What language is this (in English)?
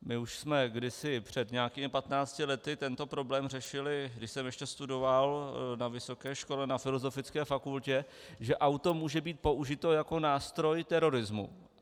Czech